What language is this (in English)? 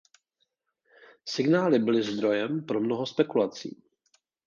Czech